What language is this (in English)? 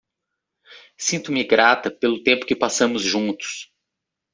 Portuguese